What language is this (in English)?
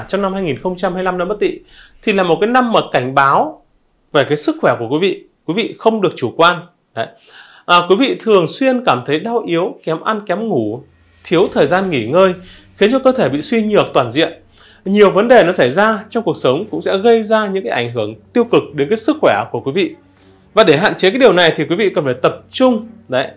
Vietnamese